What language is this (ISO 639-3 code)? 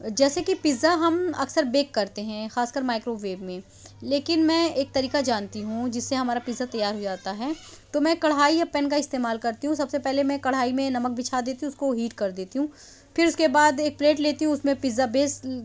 urd